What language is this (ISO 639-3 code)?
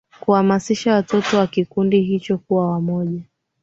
swa